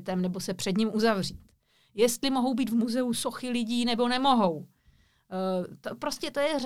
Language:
Czech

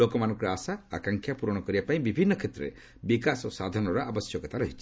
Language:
Odia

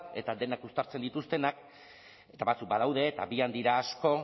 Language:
Basque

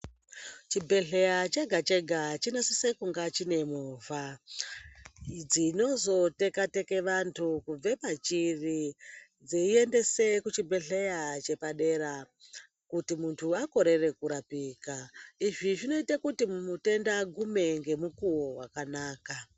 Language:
Ndau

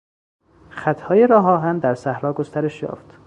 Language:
Persian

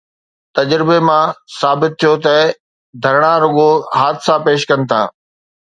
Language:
Sindhi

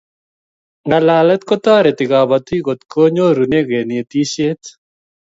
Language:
Kalenjin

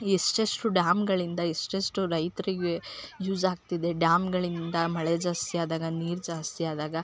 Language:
Kannada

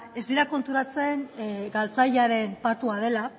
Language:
Basque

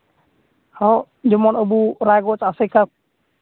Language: Santali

